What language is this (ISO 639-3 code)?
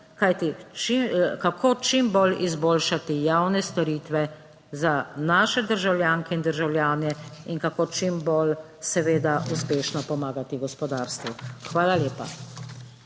slv